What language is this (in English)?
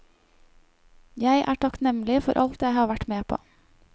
Norwegian